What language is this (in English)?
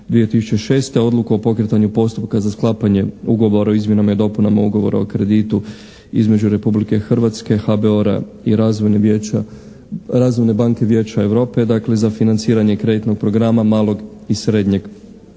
Croatian